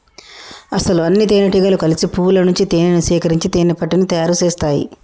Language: Telugu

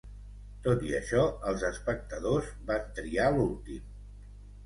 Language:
Catalan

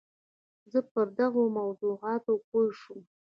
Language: Pashto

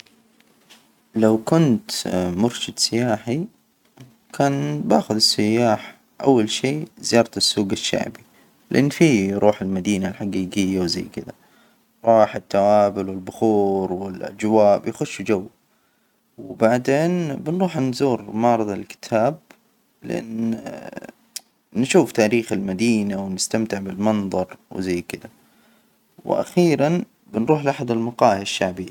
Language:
Hijazi Arabic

